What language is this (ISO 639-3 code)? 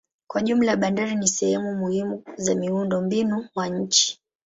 swa